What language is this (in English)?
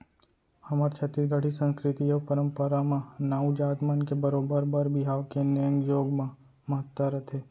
Chhattisgarhi